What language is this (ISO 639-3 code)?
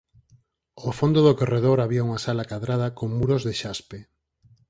glg